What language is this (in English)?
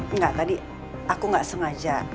Indonesian